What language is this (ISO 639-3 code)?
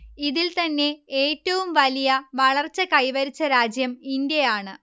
mal